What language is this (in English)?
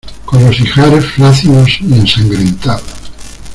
Spanish